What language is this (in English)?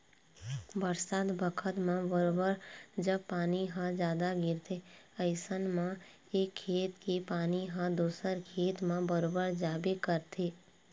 Chhattisgarhi